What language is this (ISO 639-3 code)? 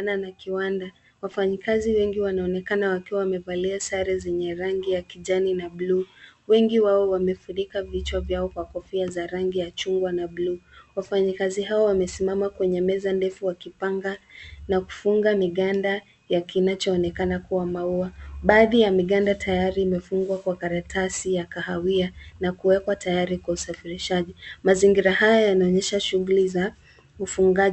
swa